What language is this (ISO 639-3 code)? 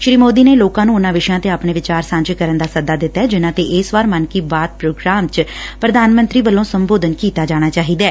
pan